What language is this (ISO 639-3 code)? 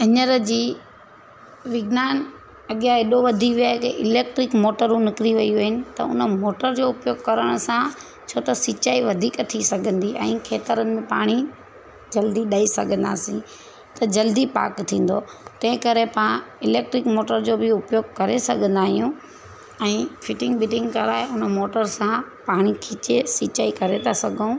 snd